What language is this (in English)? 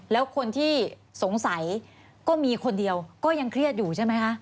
Thai